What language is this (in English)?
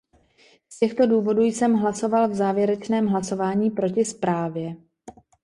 Czech